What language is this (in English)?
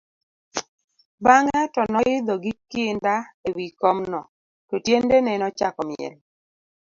Luo (Kenya and Tanzania)